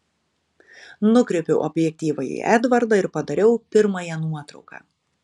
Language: Lithuanian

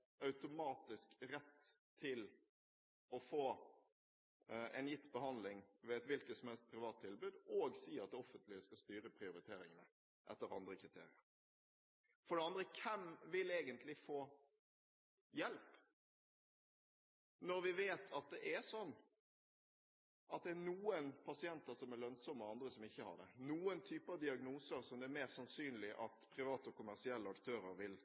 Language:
Norwegian Bokmål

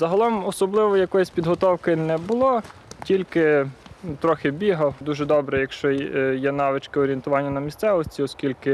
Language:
Ukrainian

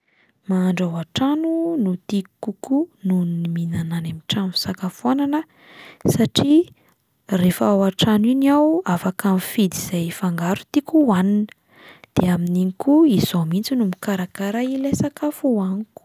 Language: Malagasy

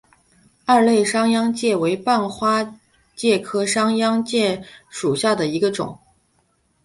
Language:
Chinese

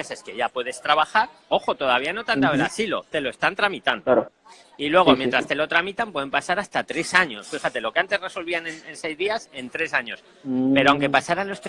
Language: Spanish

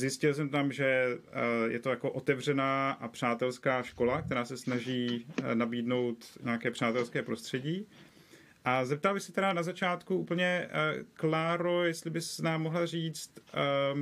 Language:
Czech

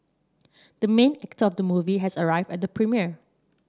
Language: English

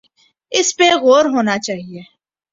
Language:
Urdu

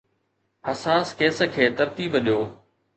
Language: Sindhi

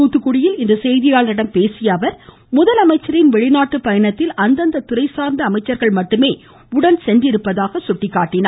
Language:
Tamil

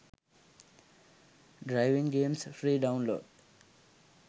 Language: Sinhala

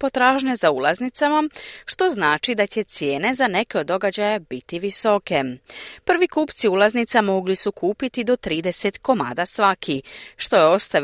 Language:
Croatian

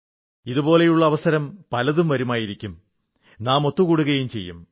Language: Malayalam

